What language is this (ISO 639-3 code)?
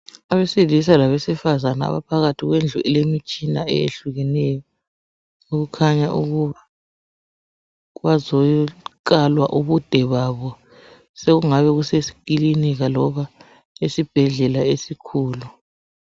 nde